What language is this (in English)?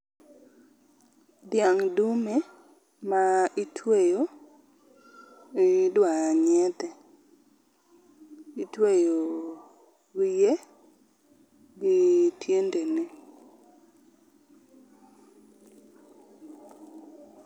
Luo (Kenya and Tanzania)